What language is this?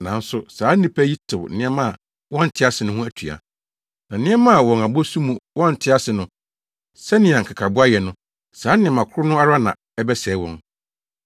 Akan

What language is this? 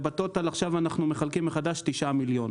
Hebrew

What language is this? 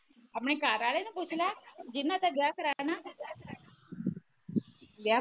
Punjabi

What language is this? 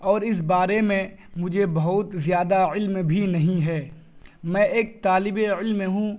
Urdu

